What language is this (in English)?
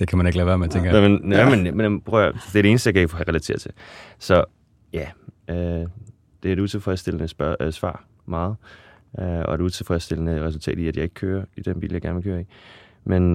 Danish